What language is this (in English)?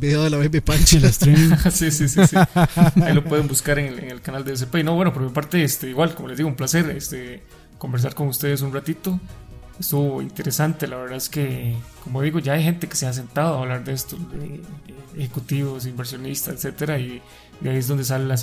Spanish